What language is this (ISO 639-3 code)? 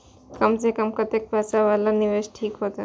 mai